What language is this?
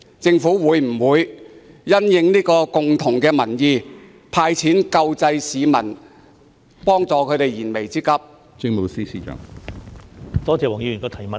Cantonese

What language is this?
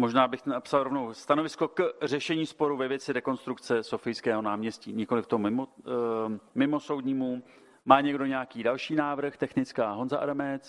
Czech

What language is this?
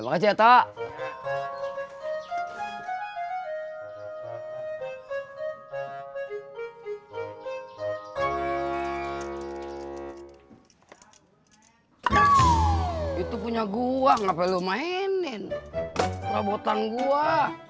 Indonesian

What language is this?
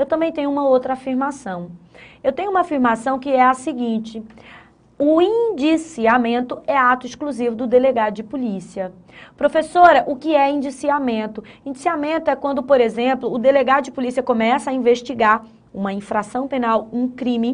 Portuguese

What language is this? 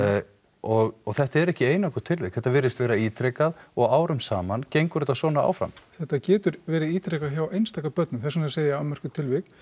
Icelandic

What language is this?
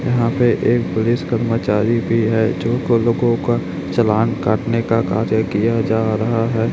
Hindi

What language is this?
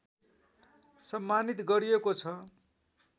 Nepali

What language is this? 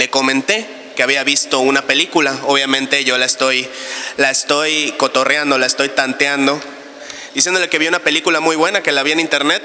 Spanish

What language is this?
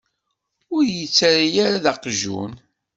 Kabyle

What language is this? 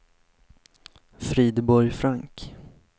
Swedish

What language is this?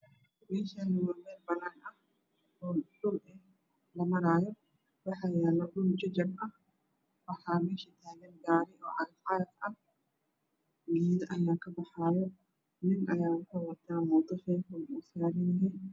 Somali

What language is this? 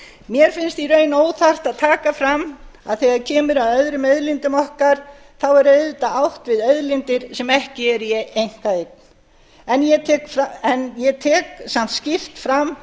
Icelandic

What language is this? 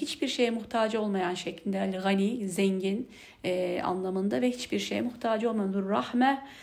Turkish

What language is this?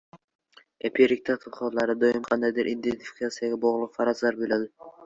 Uzbek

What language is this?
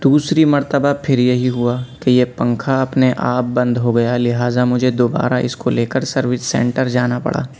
Urdu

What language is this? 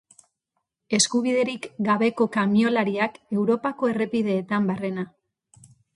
Basque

